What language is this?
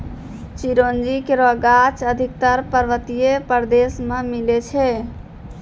Maithili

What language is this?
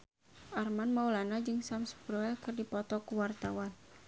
Sundanese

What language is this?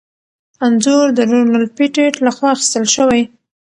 Pashto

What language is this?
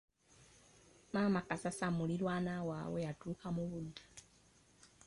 Ganda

